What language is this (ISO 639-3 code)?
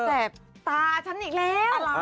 tha